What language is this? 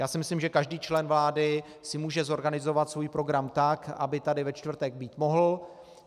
Czech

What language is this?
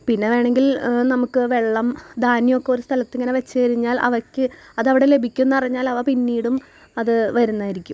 Malayalam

